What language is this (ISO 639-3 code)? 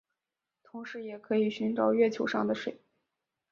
zho